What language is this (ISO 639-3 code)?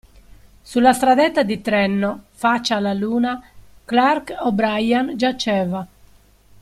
ita